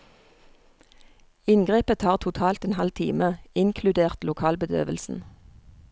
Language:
Norwegian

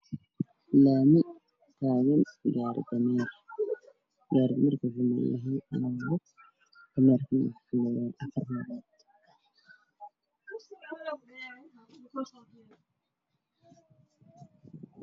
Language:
Somali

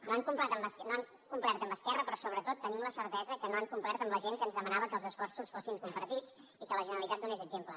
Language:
Catalan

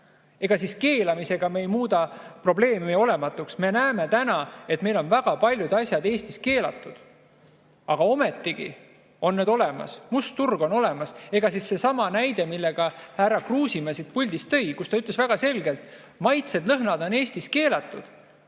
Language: Estonian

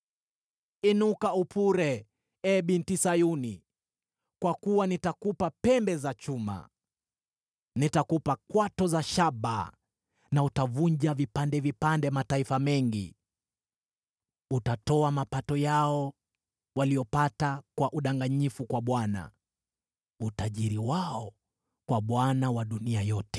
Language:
Swahili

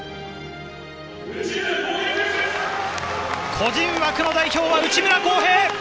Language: Japanese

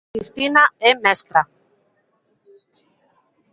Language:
Galician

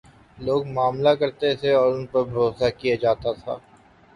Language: Urdu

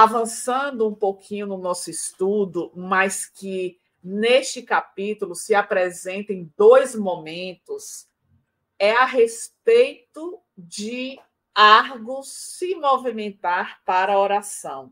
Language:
Portuguese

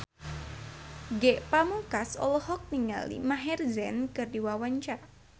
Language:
Sundanese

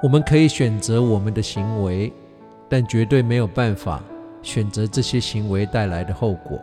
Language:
Chinese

